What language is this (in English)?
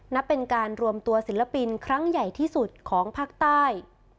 Thai